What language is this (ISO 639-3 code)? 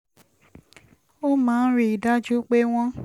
yor